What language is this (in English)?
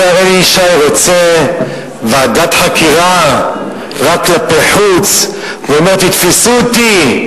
Hebrew